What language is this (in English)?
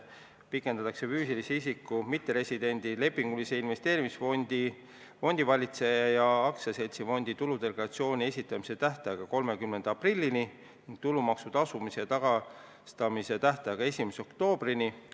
Estonian